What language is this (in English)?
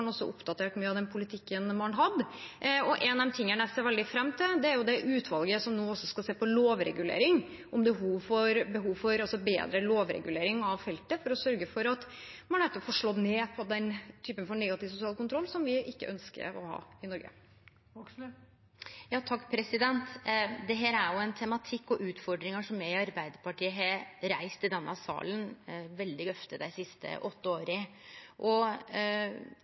Norwegian